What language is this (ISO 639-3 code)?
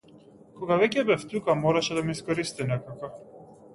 mkd